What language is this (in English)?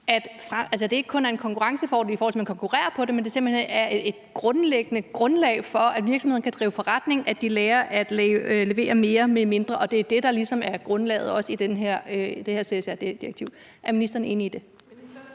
Danish